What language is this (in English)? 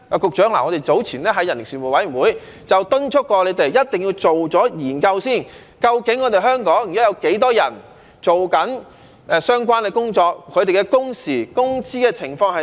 Cantonese